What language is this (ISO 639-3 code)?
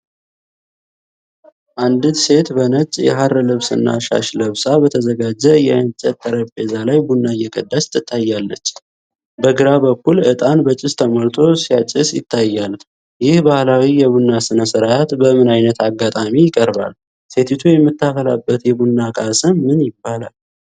amh